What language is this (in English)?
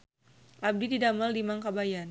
Sundanese